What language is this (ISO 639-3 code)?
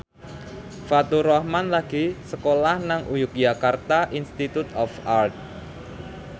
jav